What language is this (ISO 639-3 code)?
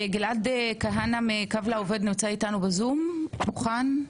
heb